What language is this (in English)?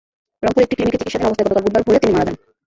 Bangla